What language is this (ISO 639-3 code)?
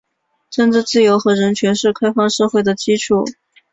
zho